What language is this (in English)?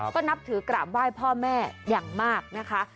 Thai